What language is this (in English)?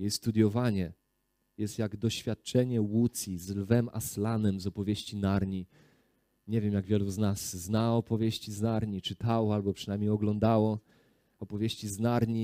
Polish